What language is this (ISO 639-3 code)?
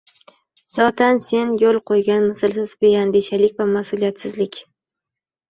uzb